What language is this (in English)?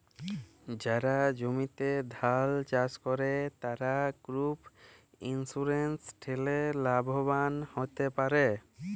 Bangla